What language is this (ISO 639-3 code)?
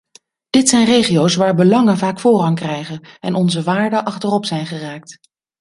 nld